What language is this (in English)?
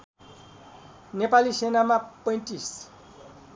Nepali